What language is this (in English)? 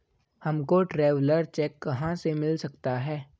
Hindi